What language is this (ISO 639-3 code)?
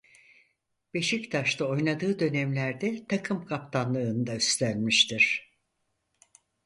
tur